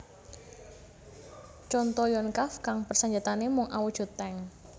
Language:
Javanese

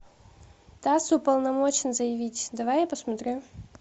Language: Russian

